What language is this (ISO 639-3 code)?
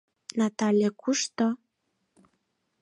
chm